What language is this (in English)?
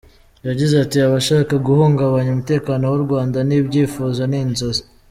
Kinyarwanda